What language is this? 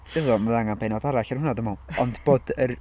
Welsh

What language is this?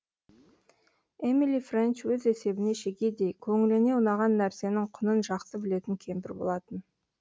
Kazakh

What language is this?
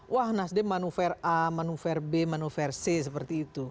Indonesian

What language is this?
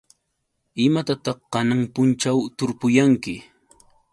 Yauyos Quechua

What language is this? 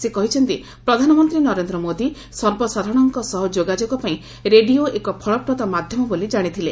Odia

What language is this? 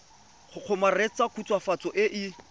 Tswana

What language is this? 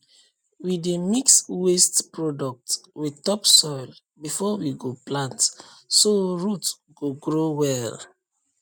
Nigerian Pidgin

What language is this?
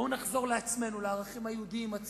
Hebrew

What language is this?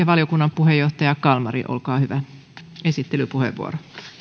Finnish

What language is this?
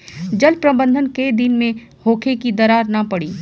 Bhojpuri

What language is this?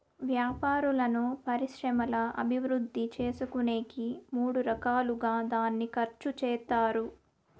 Telugu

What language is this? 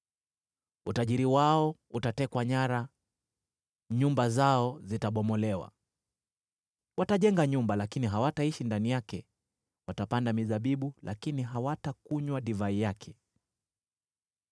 Swahili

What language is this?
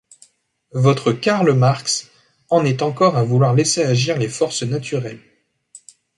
French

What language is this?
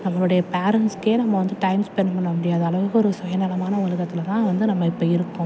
Tamil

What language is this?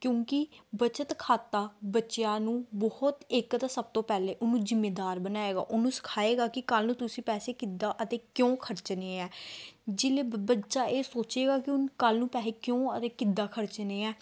Punjabi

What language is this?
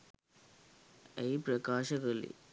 Sinhala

